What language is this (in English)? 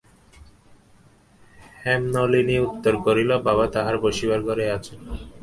Bangla